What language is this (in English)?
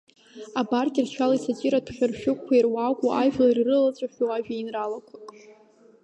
Abkhazian